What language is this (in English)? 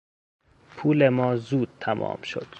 Persian